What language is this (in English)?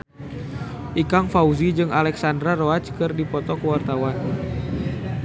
Sundanese